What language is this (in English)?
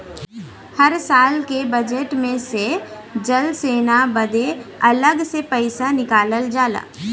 Bhojpuri